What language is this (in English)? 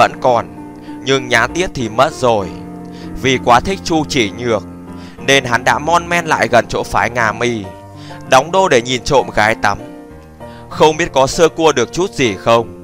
Vietnamese